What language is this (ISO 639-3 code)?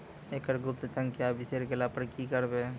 mai